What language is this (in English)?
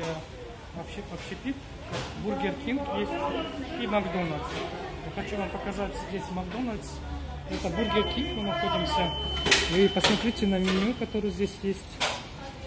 Russian